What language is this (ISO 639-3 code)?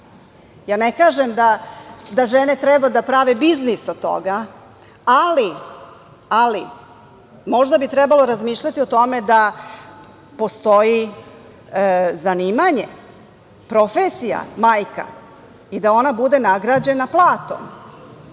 srp